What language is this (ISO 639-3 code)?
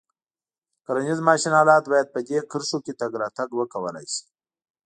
pus